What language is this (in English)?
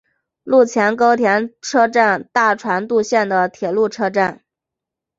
Chinese